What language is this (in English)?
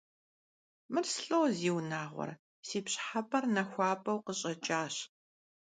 Kabardian